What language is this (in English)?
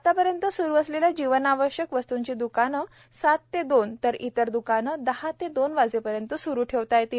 Marathi